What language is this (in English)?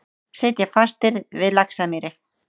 Icelandic